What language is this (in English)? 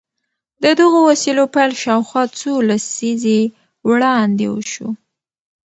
Pashto